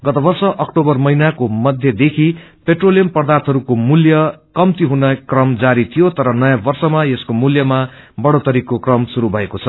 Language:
Nepali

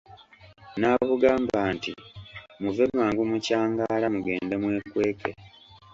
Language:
Ganda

